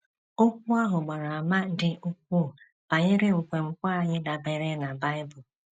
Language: Igbo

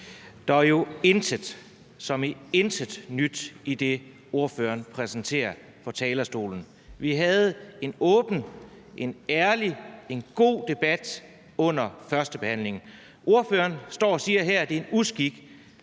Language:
Danish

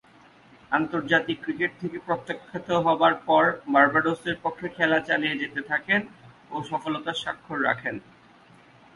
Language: Bangla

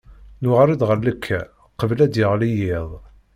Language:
Kabyle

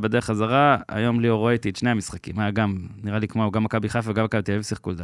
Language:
Hebrew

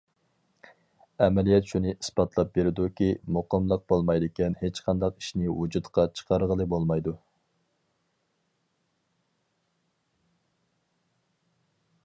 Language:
Uyghur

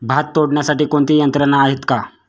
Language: Marathi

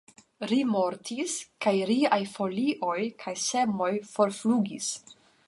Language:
Esperanto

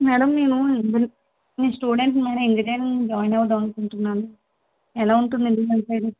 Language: Telugu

